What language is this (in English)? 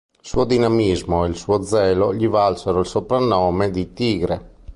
Italian